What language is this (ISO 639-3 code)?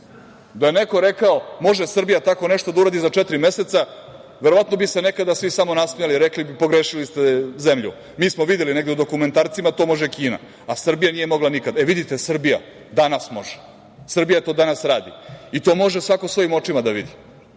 srp